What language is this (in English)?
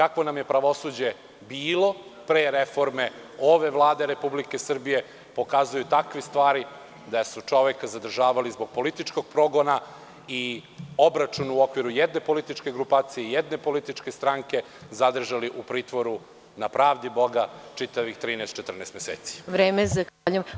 Serbian